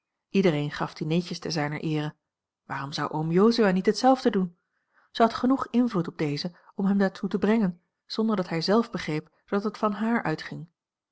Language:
Dutch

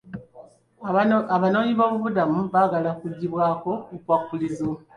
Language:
Ganda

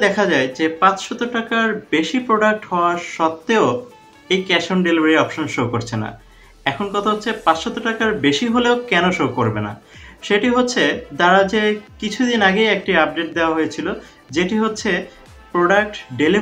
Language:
Hindi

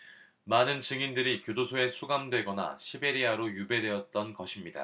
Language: Korean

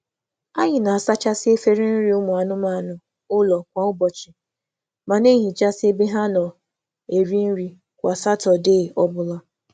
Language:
Igbo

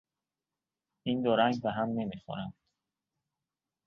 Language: Persian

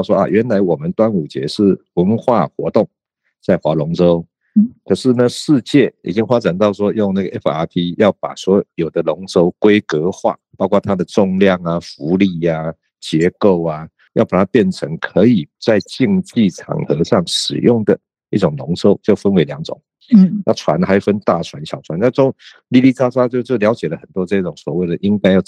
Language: Chinese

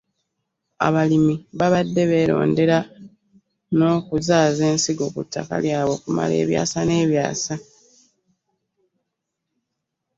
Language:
Ganda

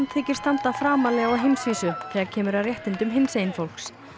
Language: Icelandic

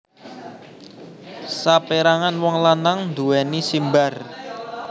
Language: Javanese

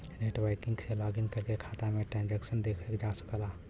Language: Bhojpuri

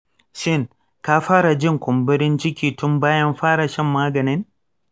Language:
Hausa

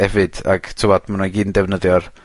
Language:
Welsh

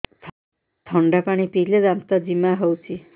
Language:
Odia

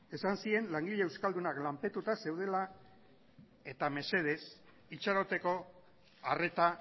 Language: Basque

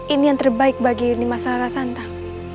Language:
Indonesian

